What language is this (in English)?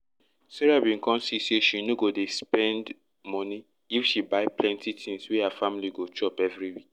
Nigerian Pidgin